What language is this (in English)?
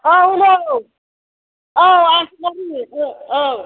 Bodo